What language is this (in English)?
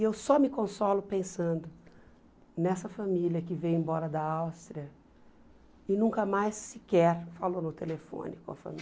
Portuguese